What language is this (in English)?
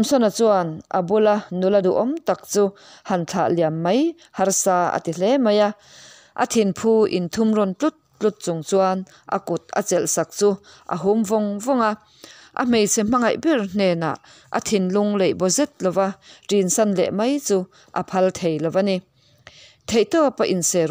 Vietnamese